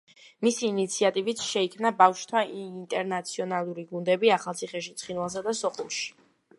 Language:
Georgian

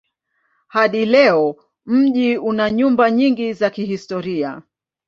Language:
Swahili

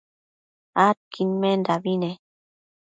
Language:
Matsés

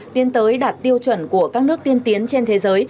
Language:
Vietnamese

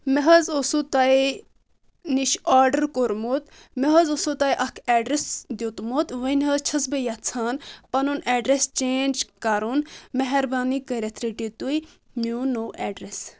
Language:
Kashmiri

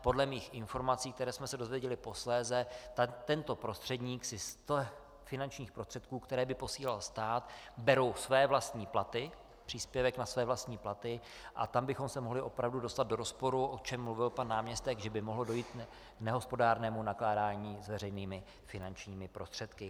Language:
Czech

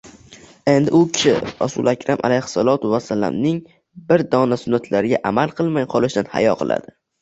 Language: Uzbek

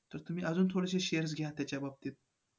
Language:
Marathi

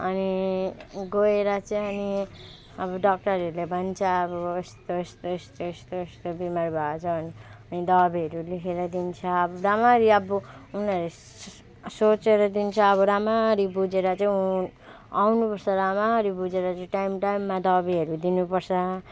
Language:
Nepali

